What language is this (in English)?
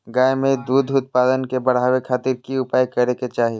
Magahi